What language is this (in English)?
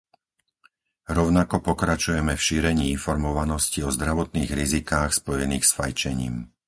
Slovak